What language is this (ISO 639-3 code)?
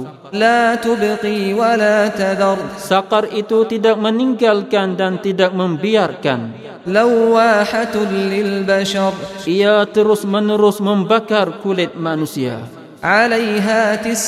msa